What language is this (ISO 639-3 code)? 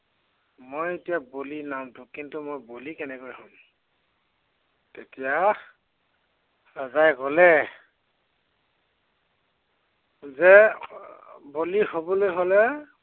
asm